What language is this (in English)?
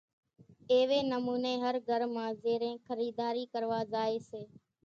Kachi Koli